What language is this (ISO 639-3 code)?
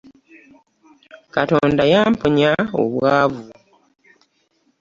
lug